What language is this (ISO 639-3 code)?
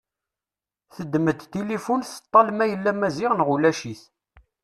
kab